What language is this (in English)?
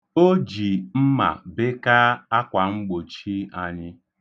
Igbo